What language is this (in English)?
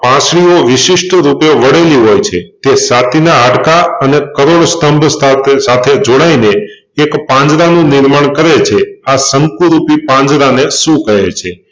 Gujarati